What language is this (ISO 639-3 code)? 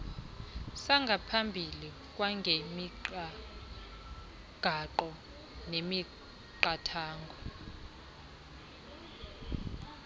xho